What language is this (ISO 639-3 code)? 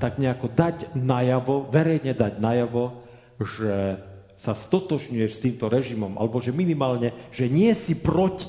slk